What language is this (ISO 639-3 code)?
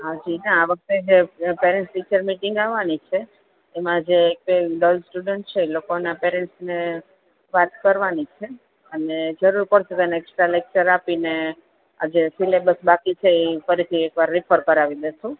guj